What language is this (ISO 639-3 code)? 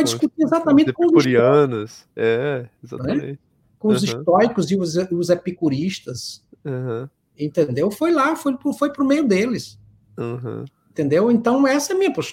por